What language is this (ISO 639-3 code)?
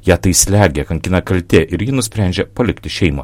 lit